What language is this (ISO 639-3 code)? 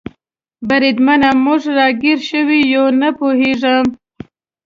pus